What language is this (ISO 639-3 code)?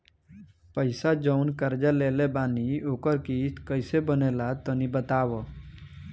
bho